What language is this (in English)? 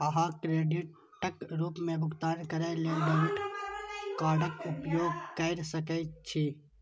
Maithili